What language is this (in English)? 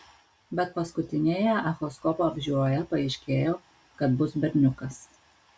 Lithuanian